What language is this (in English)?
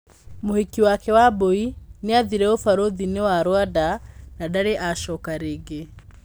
Kikuyu